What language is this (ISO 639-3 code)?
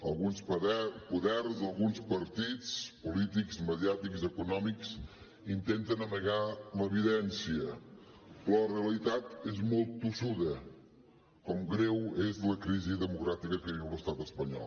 cat